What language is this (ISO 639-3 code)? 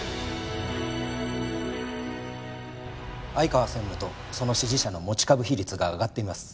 jpn